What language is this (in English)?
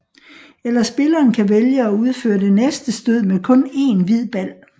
Danish